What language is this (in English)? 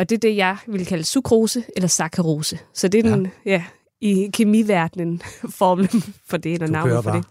Danish